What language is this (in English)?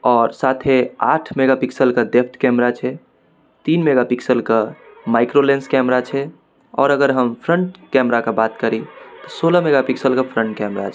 Maithili